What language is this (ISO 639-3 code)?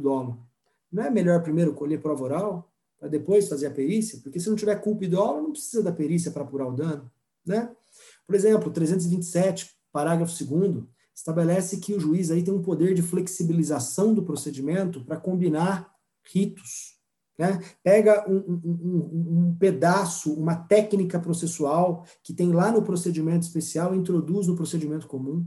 por